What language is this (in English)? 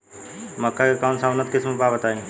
Bhojpuri